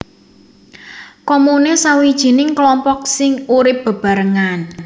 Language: Javanese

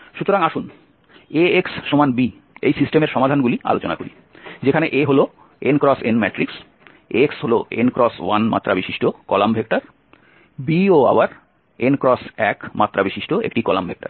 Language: Bangla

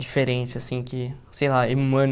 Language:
Portuguese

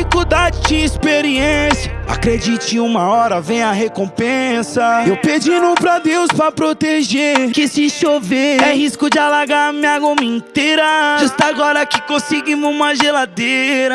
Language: Portuguese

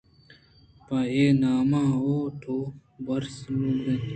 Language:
Eastern Balochi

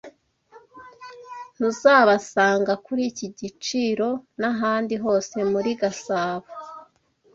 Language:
Kinyarwanda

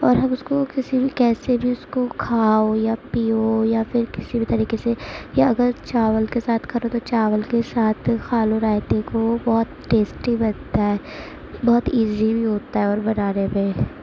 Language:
Urdu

